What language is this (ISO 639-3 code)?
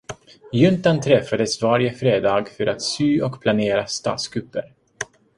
swe